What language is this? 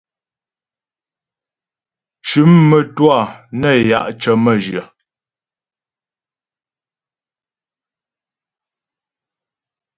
Ghomala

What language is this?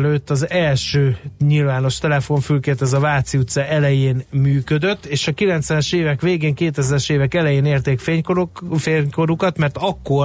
Hungarian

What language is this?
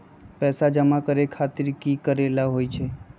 Magahi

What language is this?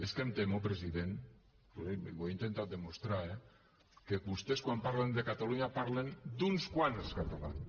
Catalan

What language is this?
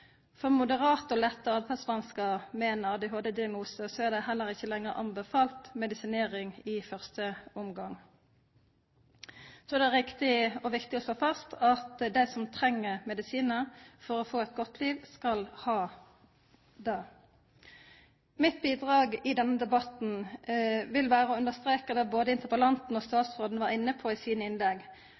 Norwegian Nynorsk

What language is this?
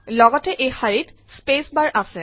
Assamese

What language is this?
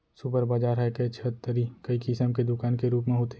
Chhattisgarhi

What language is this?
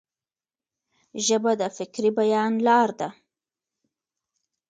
Pashto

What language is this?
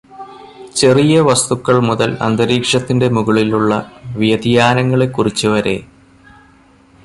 Malayalam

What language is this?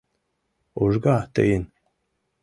Mari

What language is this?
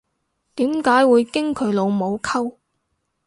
Cantonese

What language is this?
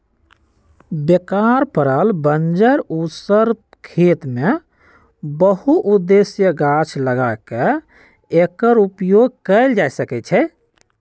Magahi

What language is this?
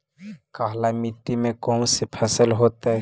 Magahi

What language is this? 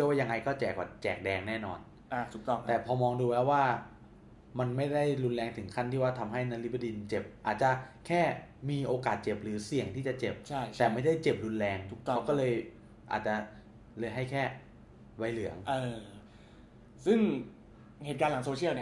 Thai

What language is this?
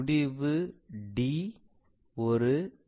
Tamil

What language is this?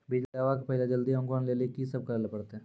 Maithili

